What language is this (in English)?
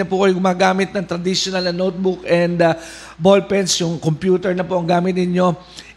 Filipino